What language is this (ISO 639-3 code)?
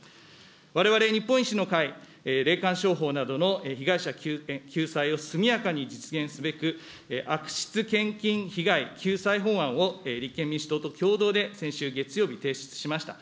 jpn